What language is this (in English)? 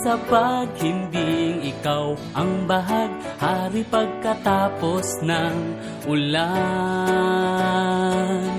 Filipino